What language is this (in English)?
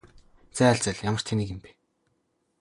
Mongolian